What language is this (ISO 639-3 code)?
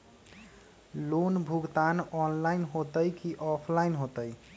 mag